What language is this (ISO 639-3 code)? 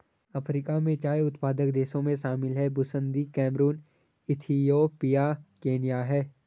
hin